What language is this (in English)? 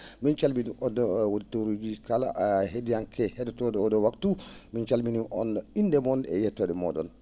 Fula